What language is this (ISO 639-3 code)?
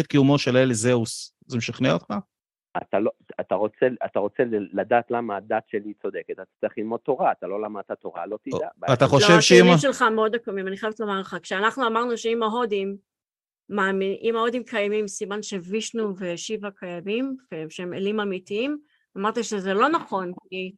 heb